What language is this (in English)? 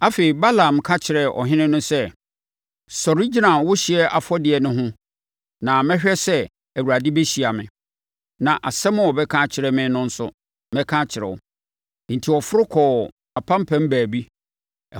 Akan